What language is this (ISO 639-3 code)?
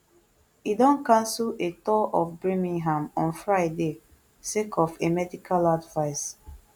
pcm